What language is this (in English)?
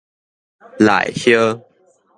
Min Nan Chinese